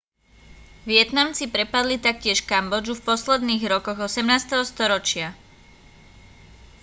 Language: Slovak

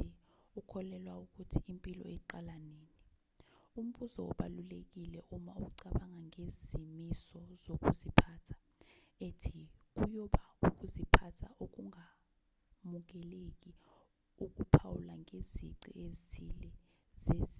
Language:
Zulu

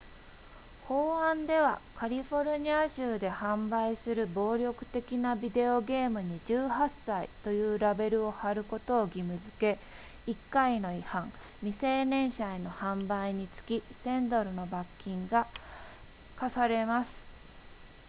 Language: Japanese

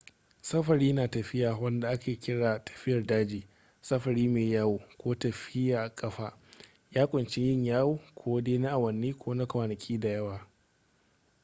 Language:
Hausa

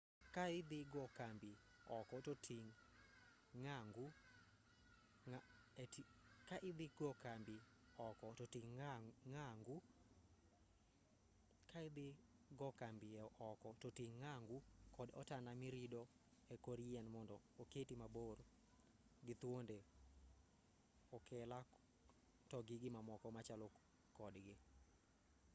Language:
Luo (Kenya and Tanzania)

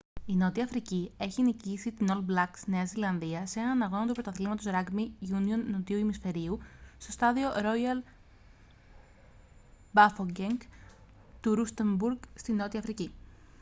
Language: Greek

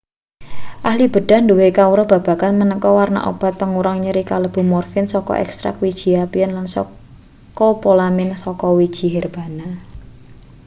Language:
Javanese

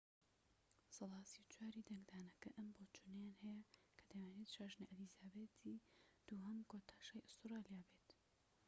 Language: Central Kurdish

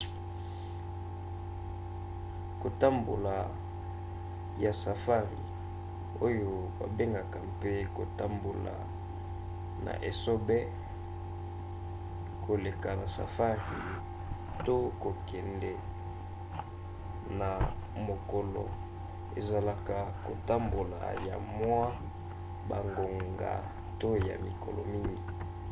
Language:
Lingala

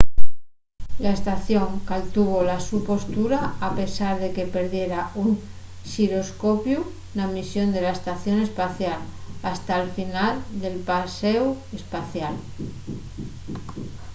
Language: Asturian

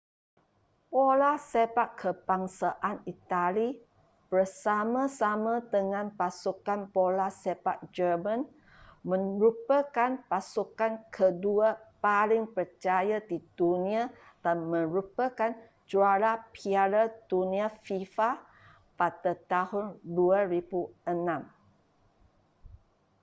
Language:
Malay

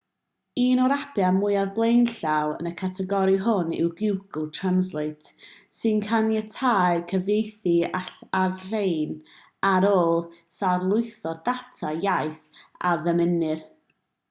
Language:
Welsh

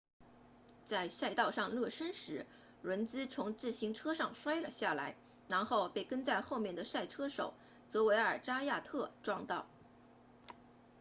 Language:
Chinese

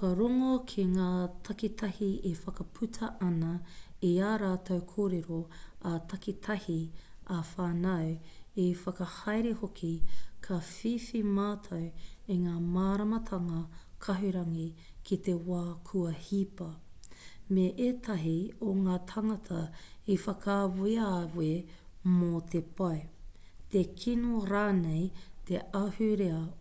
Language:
Māori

